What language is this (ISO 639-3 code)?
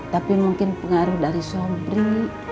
ind